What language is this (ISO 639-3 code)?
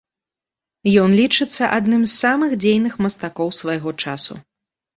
bel